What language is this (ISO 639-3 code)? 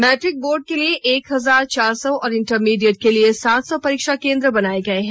hin